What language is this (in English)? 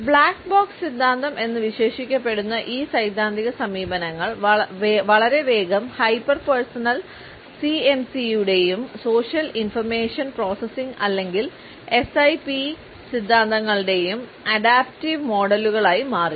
Malayalam